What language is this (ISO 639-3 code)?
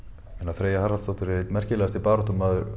isl